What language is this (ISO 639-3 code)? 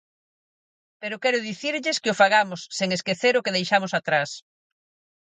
glg